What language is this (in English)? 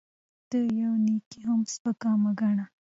Pashto